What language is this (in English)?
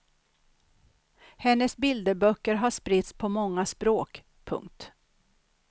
Swedish